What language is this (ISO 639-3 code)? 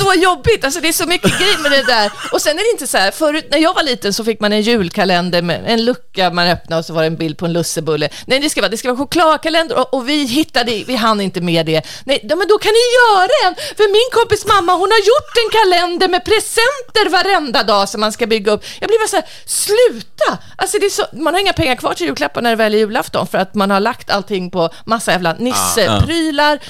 swe